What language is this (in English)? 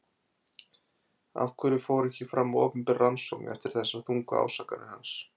Icelandic